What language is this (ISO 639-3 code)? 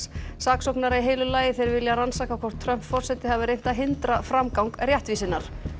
isl